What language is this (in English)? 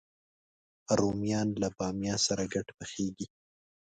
Pashto